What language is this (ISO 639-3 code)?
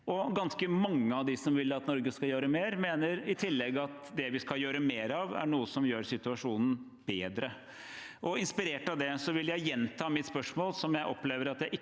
nor